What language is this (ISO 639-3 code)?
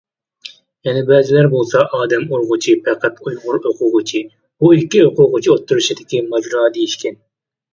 uig